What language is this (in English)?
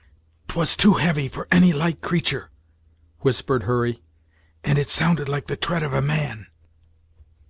English